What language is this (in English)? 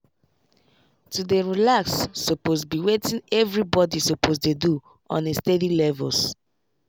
Nigerian Pidgin